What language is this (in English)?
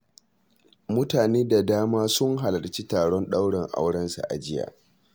Hausa